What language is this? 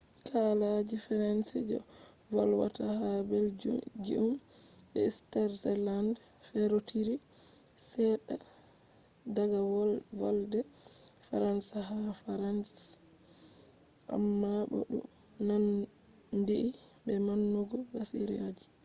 Fula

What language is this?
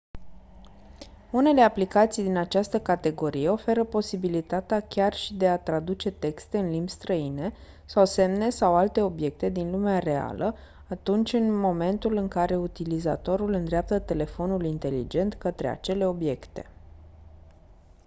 Romanian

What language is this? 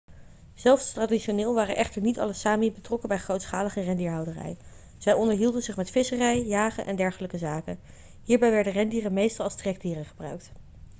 Dutch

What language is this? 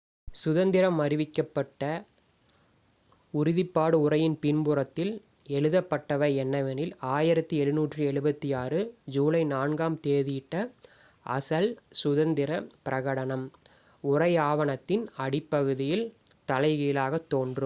Tamil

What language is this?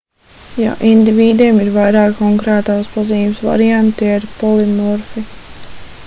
Latvian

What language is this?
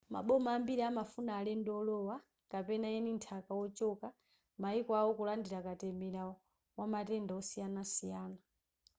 Nyanja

